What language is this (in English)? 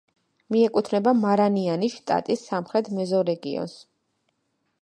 Georgian